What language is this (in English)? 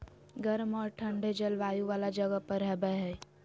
Magahi